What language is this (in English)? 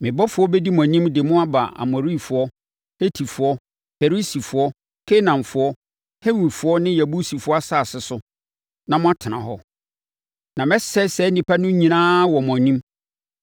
Akan